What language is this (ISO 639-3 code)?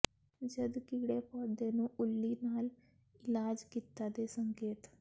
pan